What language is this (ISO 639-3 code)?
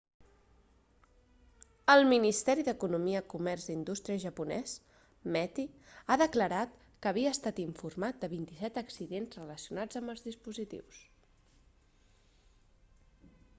cat